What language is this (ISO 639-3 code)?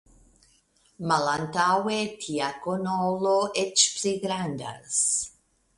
epo